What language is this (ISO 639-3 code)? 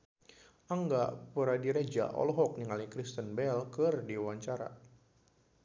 sun